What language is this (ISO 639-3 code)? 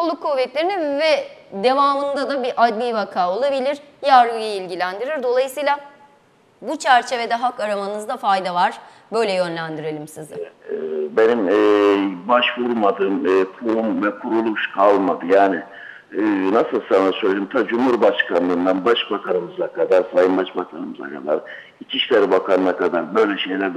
tur